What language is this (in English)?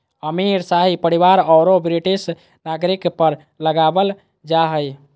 Magahi